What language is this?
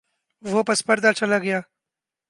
Urdu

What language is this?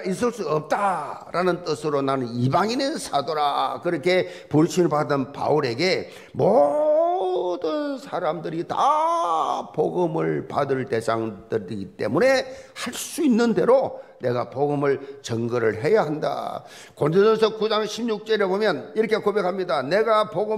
Korean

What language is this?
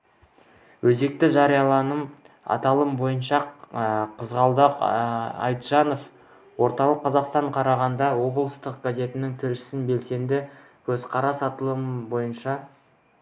Kazakh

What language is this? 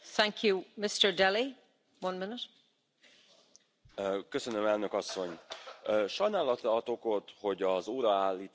Romanian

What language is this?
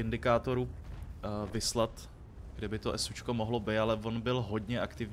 Czech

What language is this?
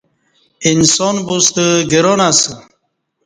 Kati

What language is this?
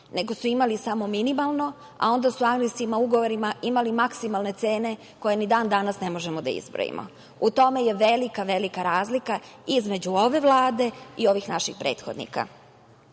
Serbian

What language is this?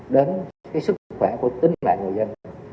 Vietnamese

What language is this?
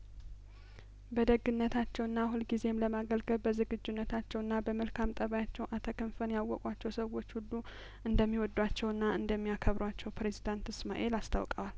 Amharic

